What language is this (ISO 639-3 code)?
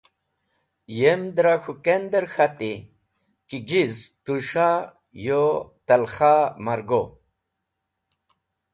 wbl